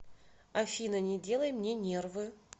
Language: Russian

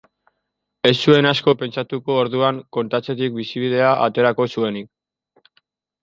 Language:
Basque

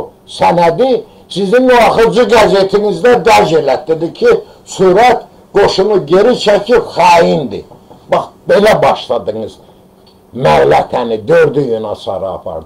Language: Turkish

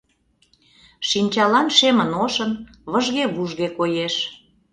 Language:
Mari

